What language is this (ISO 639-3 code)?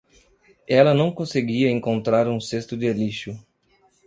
por